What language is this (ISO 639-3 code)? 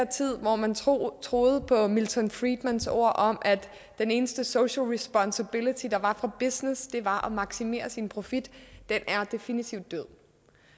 dan